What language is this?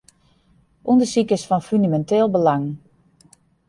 Western Frisian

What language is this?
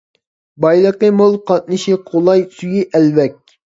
Uyghur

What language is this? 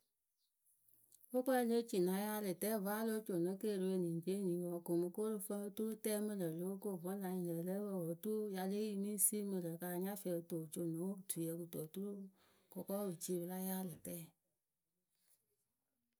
Akebu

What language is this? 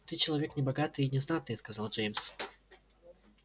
Russian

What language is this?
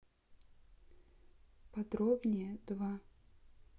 Russian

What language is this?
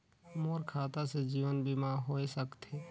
Chhattisgarhi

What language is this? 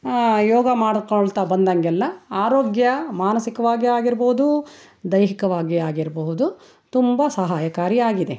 Kannada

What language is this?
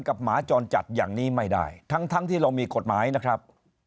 Thai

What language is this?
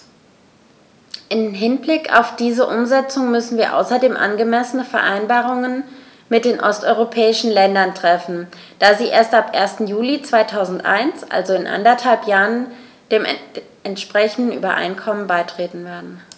German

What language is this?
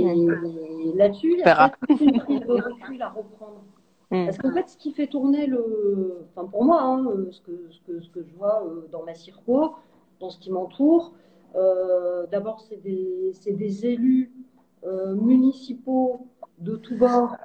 French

